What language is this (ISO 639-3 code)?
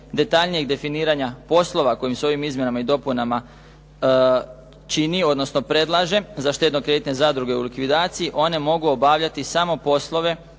hrv